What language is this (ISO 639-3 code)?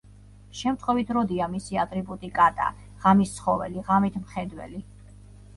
kat